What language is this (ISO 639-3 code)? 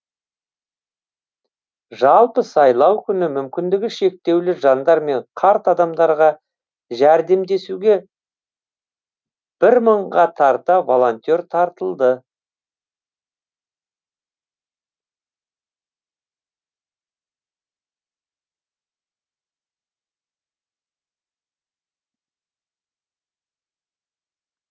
kaz